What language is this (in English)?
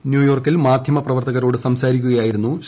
Malayalam